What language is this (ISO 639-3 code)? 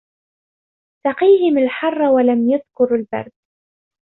ara